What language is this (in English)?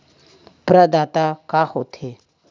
Chhattisgarhi